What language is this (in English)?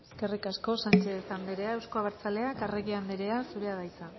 Basque